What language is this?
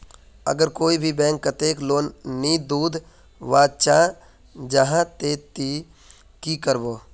Magahi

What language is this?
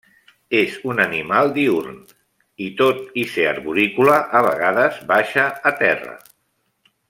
Catalan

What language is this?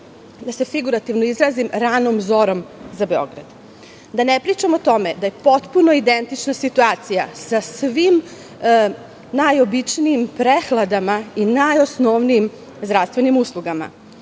Serbian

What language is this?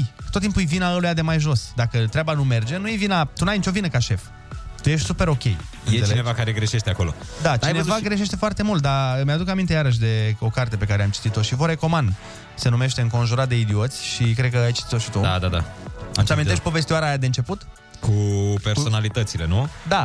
Romanian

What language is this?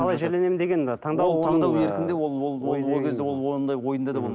Kazakh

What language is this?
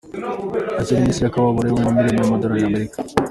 Kinyarwanda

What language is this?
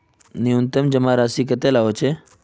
Magahi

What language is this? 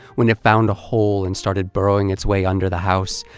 English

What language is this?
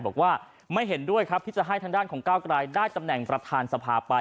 Thai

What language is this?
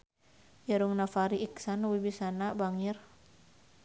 Sundanese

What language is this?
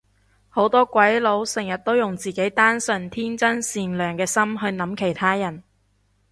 Cantonese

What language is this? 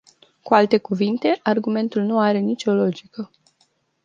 Romanian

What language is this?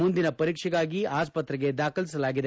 Kannada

